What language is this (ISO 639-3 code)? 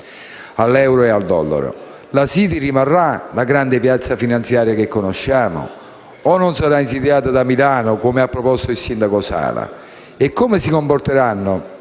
ita